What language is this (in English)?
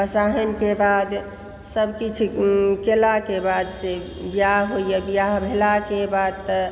Maithili